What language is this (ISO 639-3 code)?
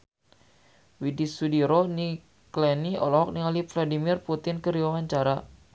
sun